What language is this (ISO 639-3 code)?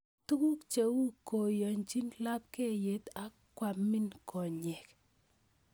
kln